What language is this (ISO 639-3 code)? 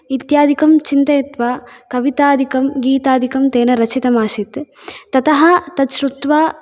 san